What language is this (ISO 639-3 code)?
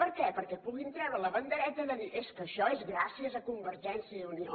cat